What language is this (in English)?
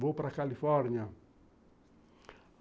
Portuguese